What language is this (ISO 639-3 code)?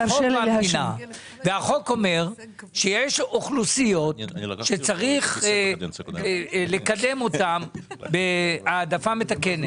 heb